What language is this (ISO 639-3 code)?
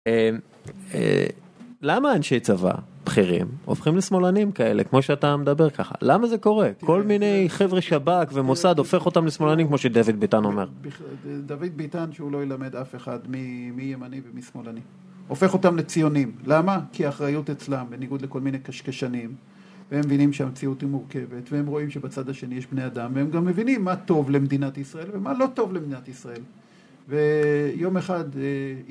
heb